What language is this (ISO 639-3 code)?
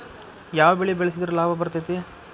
kan